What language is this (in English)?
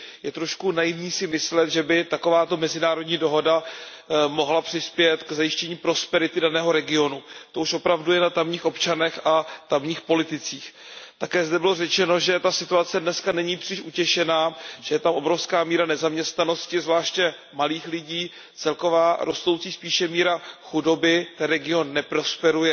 Czech